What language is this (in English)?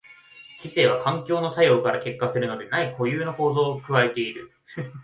Japanese